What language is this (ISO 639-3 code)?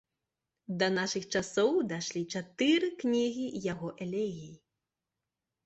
bel